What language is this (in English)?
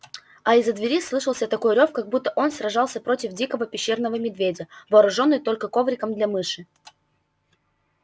Russian